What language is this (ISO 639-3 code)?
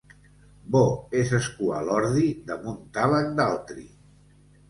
cat